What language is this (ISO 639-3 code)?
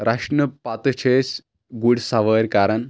kas